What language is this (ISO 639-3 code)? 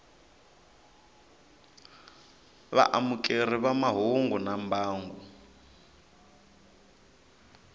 tso